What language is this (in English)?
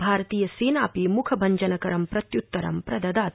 Sanskrit